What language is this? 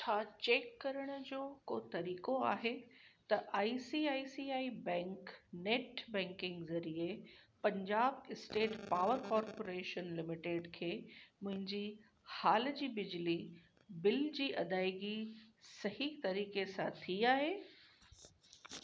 Sindhi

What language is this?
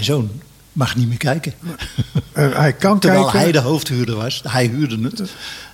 Dutch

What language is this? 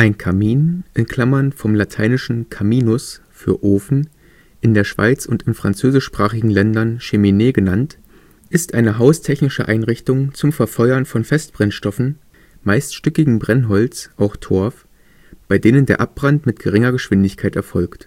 German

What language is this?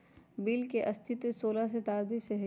Magahi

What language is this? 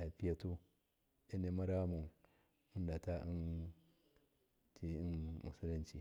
Miya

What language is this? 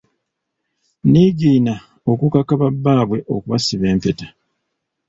Ganda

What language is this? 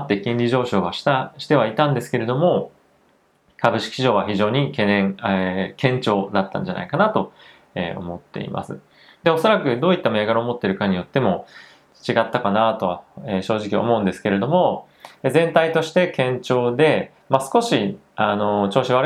Japanese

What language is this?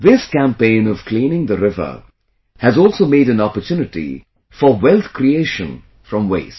English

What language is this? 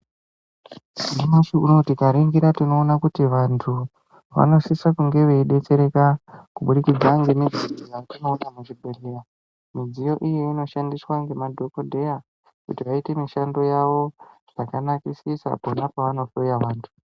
Ndau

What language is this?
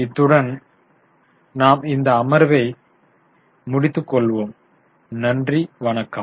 Tamil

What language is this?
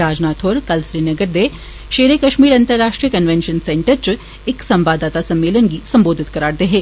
Dogri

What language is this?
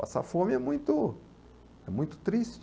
Portuguese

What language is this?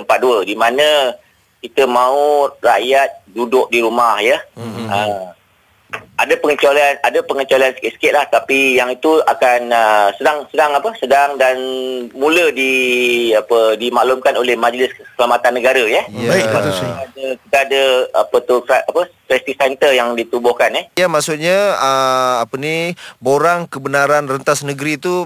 Malay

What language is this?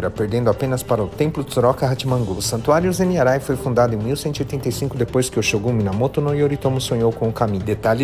Portuguese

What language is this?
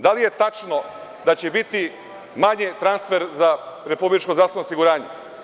Serbian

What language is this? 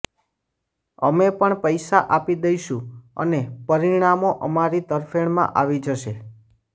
Gujarati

